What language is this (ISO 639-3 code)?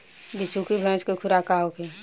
bho